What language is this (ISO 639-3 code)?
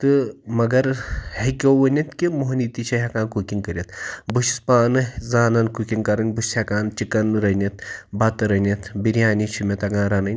kas